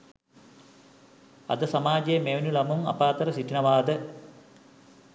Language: Sinhala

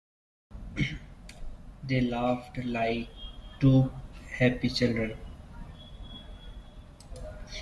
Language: English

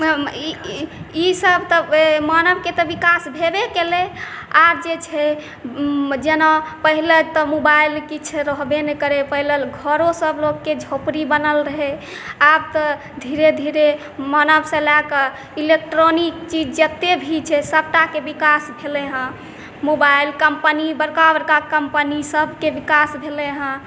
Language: Maithili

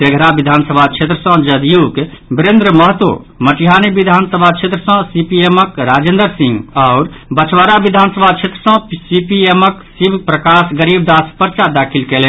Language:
Maithili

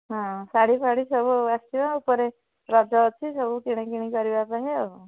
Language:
Odia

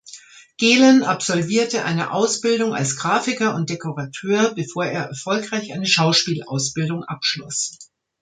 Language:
German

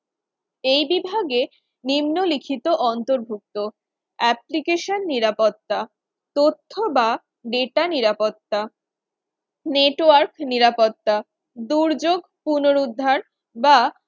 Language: Bangla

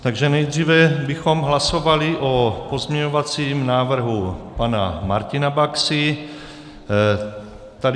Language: Czech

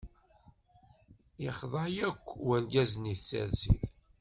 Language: Kabyle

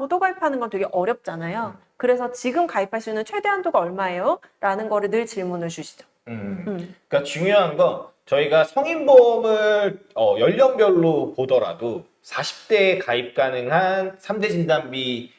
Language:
Korean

